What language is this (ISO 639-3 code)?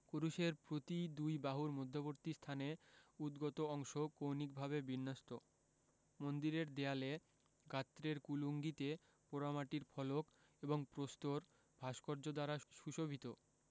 ben